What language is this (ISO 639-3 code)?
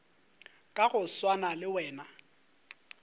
nso